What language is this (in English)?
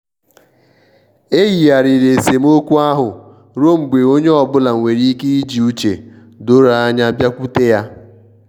Igbo